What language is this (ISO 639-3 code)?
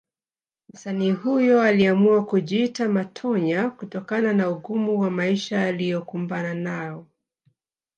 swa